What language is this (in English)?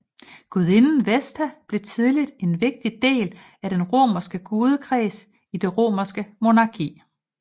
Danish